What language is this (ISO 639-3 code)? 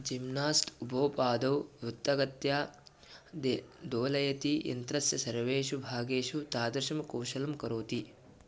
san